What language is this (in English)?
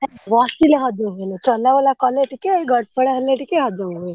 Odia